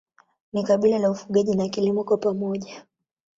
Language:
Swahili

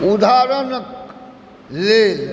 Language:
Maithili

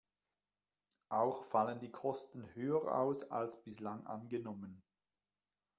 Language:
German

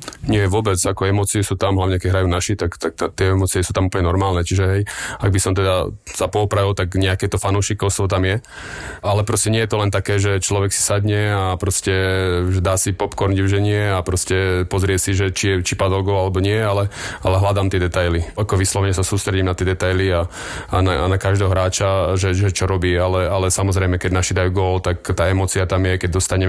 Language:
Slovak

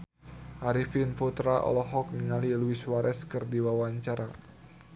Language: Sundanese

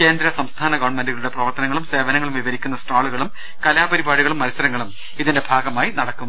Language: Malayalam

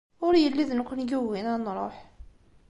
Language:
Kabyle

